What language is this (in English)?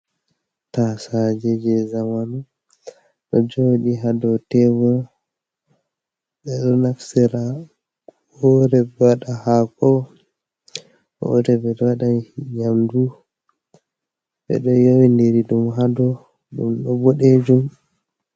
Fula